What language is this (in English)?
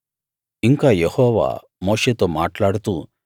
Telugu